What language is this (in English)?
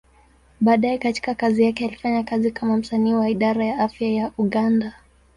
Swahili